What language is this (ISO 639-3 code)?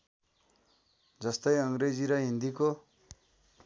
nep